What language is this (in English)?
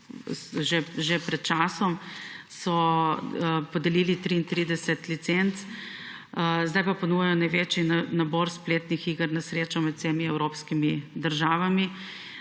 Slovenian